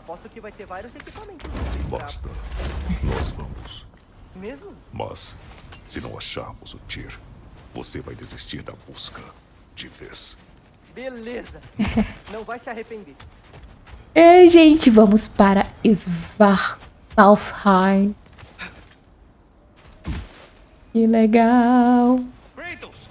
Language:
Portuguese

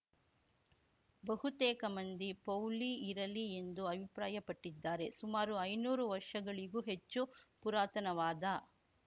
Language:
Kannada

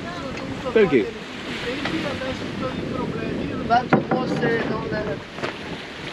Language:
French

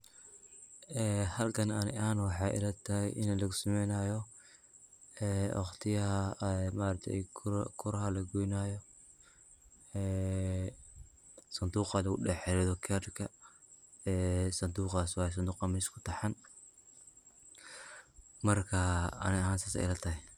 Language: Somali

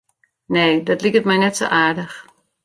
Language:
Western Frisian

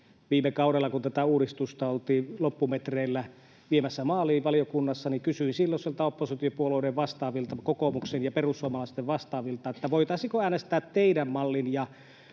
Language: Finnish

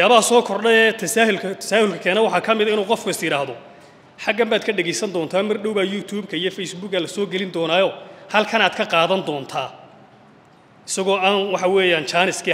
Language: Arabic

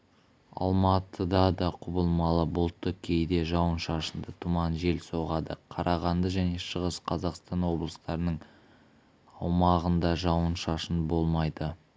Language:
Kazakh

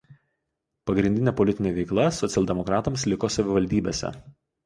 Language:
Lithuanian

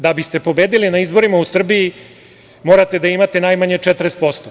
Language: Serbian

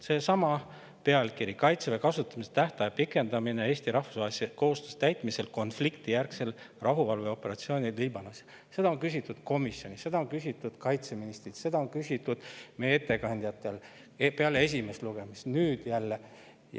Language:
Estonian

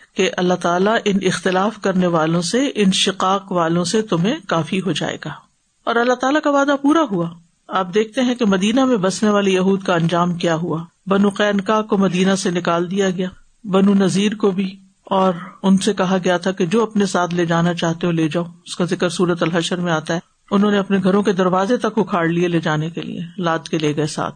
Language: Urdu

